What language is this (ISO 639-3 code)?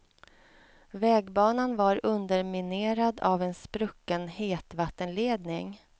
swe